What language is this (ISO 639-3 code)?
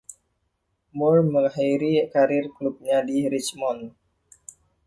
ind